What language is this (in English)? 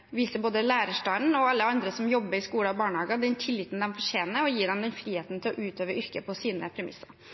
Norwegian Bokmål